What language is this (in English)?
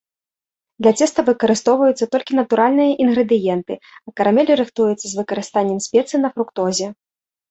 Belarusian